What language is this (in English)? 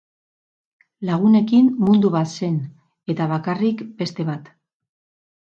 Basque